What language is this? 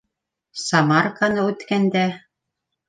Bashkir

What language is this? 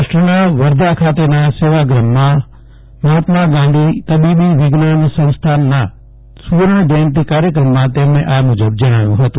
Gujarati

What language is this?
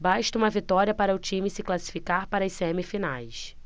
Portuguese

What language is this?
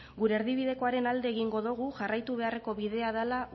Basque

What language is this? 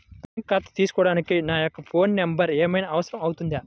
Telugu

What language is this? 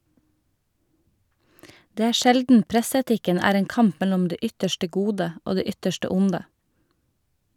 Norwegian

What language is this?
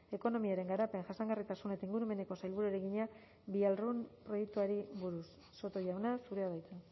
Basque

